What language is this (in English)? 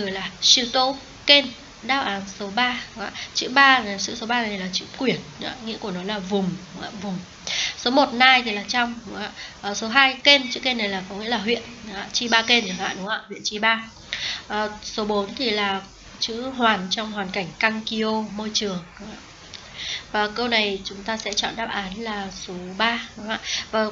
Vietnamese